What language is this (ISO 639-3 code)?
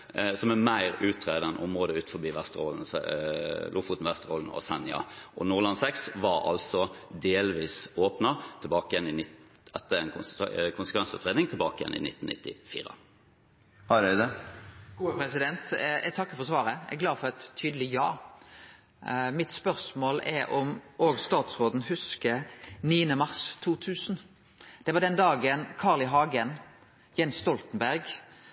nor